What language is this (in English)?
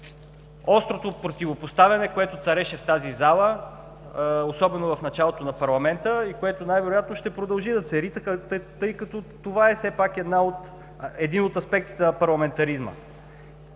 Bulgarian